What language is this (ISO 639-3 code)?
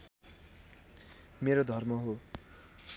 nep